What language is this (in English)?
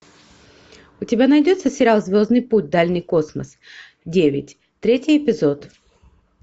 Russian